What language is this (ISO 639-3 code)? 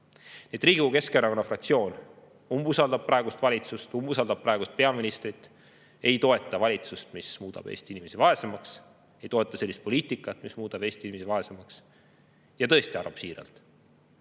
est